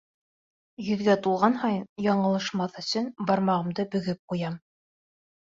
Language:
Bashkir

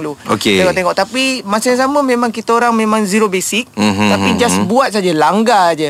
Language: Malay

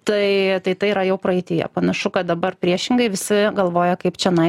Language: Lithuanian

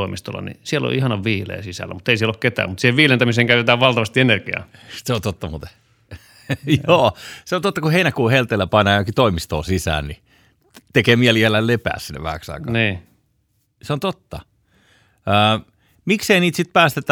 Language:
Finnish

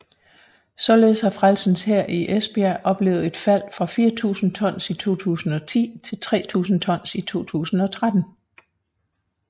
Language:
Danish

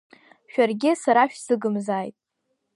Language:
Abkhazian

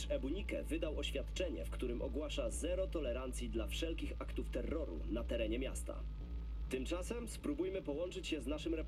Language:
Polish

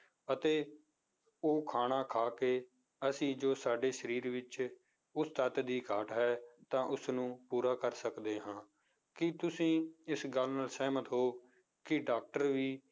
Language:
Punjabi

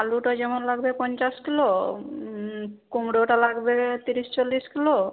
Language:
Bangla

